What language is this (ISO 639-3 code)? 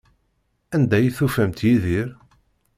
kab